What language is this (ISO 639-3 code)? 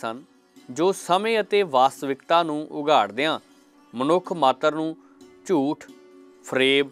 hin